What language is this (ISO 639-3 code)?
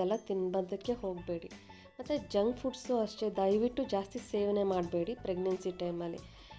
ron